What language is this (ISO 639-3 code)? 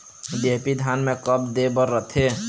hne